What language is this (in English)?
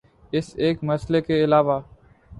Urdu